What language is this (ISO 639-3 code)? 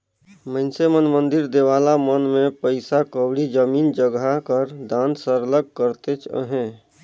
hne